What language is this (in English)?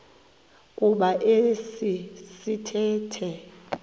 Xhosa